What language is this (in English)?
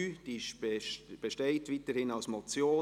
Swiss German